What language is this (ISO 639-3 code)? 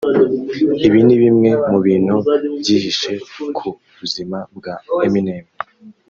kin